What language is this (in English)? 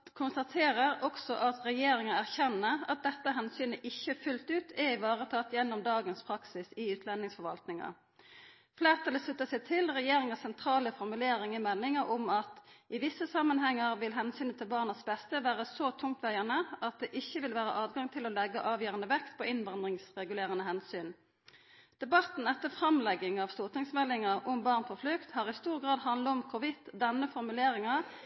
Norwegian Nynorsk